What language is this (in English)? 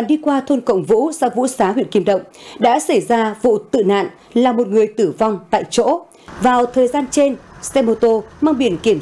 Vietnamese